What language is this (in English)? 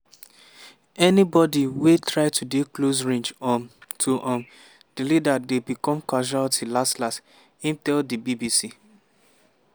Nigerian Pidgin